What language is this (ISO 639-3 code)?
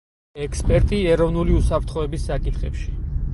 kat